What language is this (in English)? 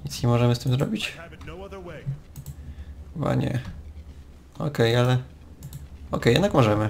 Polish